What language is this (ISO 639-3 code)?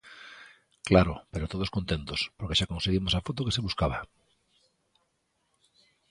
glg